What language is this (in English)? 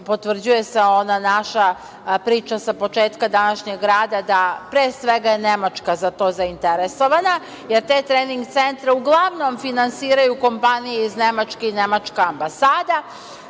Serbian